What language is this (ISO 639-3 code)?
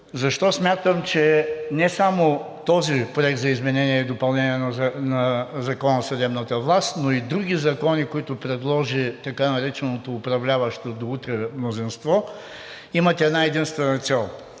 bul